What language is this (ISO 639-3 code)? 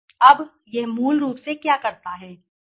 hin